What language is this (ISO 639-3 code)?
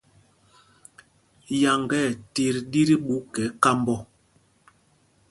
mgg